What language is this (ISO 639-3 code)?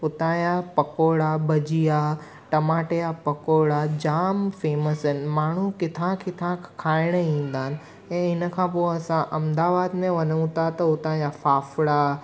snd